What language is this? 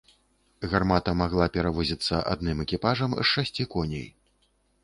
Belarusian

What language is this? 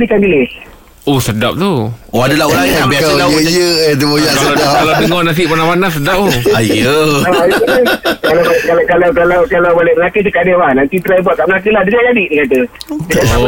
Malay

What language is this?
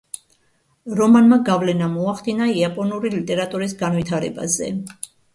Georgian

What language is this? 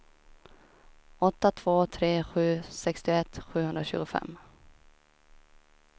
Swedish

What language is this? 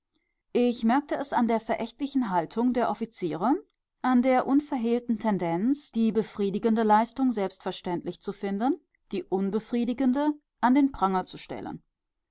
German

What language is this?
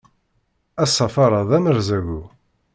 Kabyle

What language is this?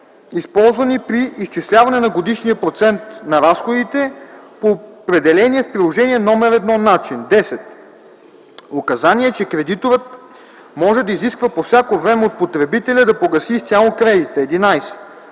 Bulgarian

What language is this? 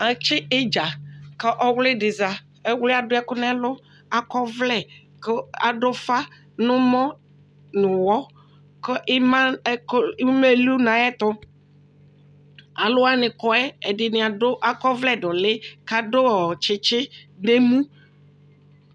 Ikposo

